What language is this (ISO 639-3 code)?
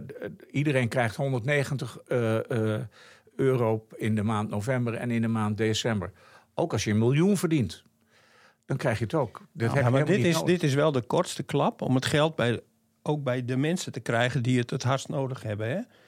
nld